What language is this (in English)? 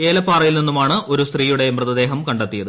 Malayalam